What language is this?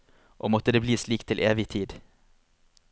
Norwegian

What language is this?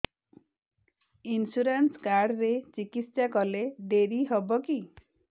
Odia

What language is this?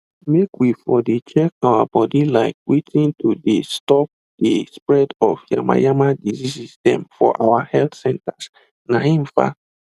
Nigerian Pidgin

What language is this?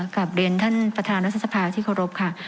Thai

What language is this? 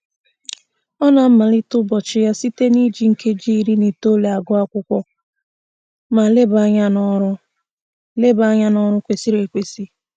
Igbo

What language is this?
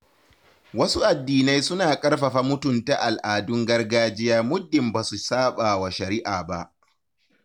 Hausa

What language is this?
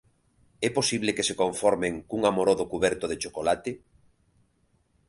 Galician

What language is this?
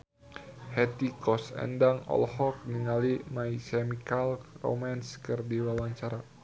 Sundanese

